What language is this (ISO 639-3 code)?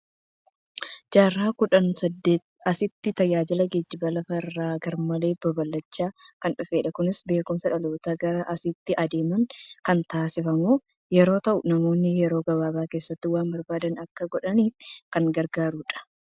orm